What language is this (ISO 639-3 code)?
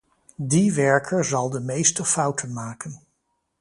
nld